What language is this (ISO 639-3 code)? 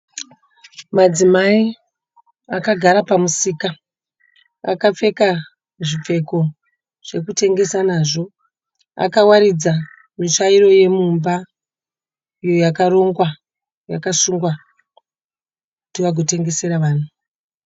sna